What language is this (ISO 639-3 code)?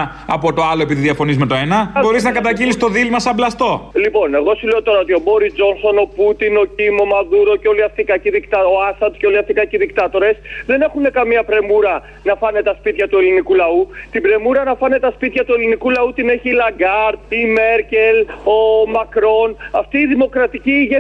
ell